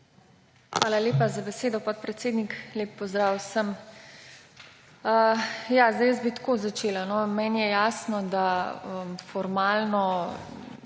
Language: Slovenian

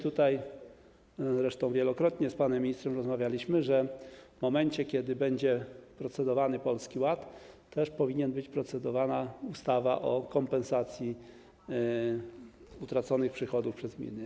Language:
Polish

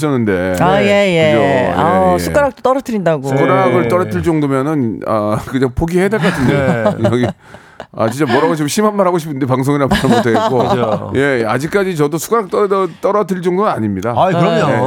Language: Korean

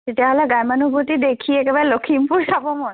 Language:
Assamese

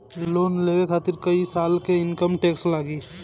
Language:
Bhojpuri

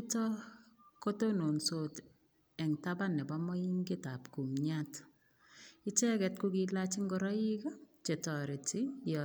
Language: Kalenjin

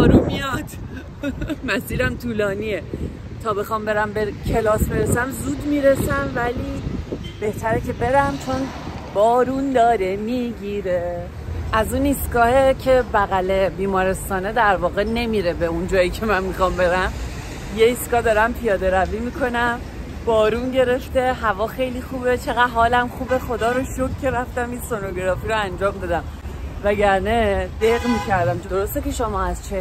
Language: Persian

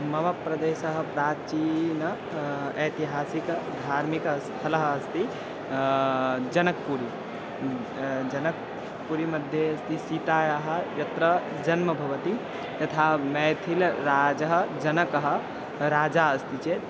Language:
Sanskrit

